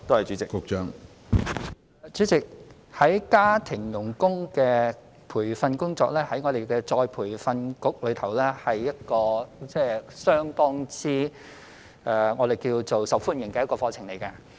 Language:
Cantonese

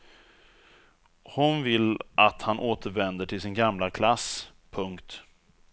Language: Swedish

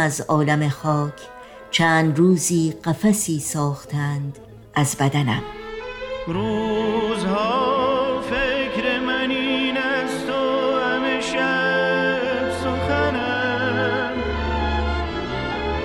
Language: Persian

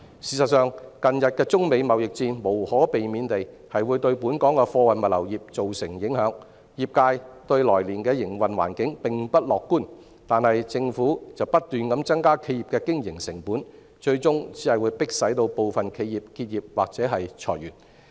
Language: Cantonese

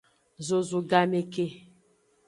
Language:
Aja (Benin)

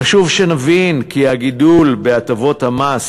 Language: Hebrew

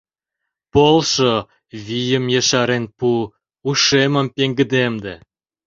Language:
Mari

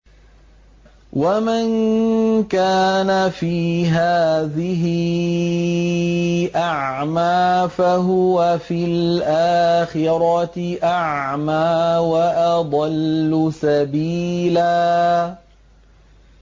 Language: Arabic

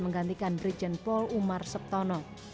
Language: Indonesian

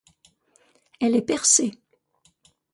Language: French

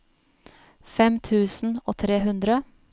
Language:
Norwegian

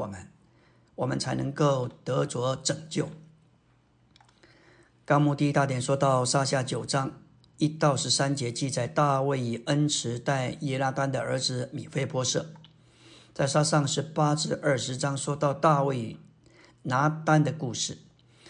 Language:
Chinese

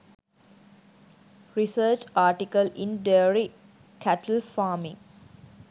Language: Sinhala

